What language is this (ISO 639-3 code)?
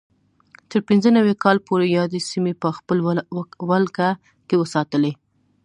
pus